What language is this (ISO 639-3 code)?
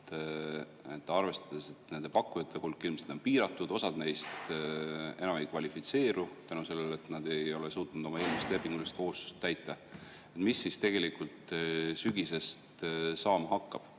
est